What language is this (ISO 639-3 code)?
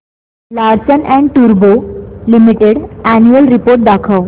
mar